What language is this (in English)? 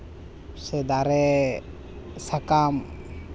Santali